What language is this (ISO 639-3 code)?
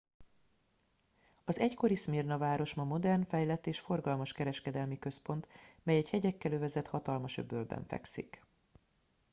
hun